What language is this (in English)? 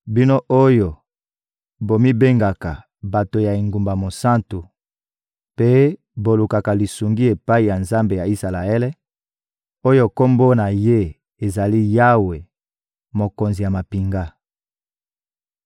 Lingala